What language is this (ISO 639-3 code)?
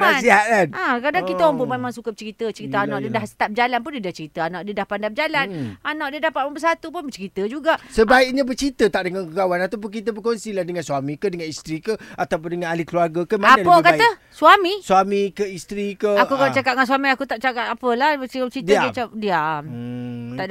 msa